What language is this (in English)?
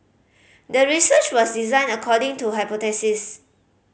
English